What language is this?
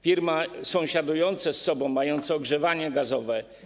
Polish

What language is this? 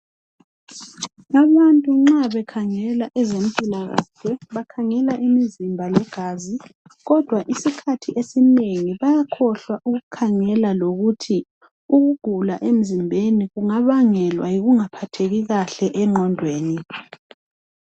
North Ndebele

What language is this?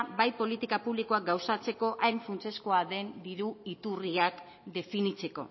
Basque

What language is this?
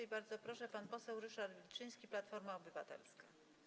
Polish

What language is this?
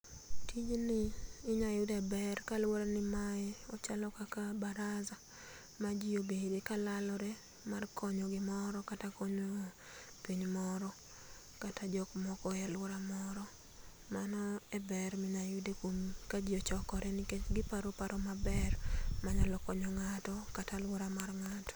Luo (Kenya and Tanzania)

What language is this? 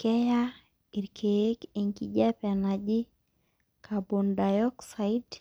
Masai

